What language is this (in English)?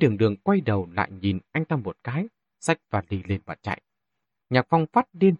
Vietnamese